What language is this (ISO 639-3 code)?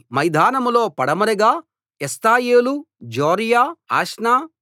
tel